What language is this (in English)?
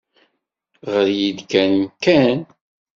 Kabyle